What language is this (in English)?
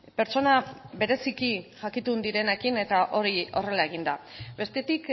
Basque